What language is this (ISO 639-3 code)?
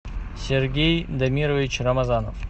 rus